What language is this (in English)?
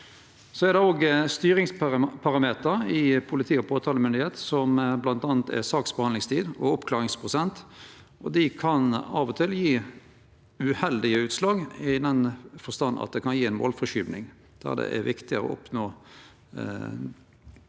Norwegian